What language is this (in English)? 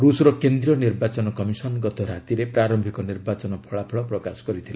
Odia